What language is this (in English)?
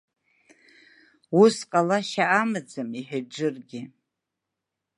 Abkhazian